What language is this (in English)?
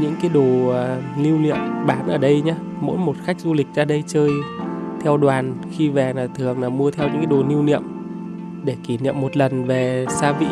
Vietnamese